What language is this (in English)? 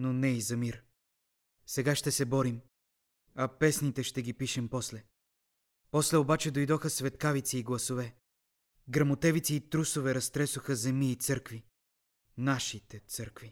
Bulgarian